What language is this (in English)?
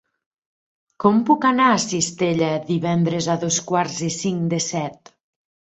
Catalan